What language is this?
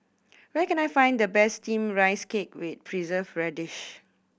English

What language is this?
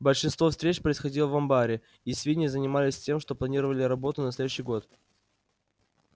Russian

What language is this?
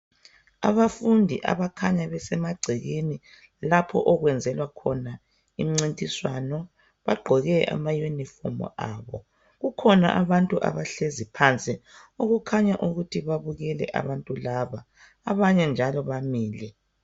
North Ndebele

